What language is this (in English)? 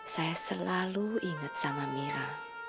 Indonesian